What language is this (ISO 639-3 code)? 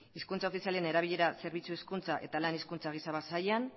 eus